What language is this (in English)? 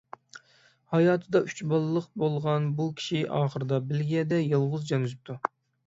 Uyghur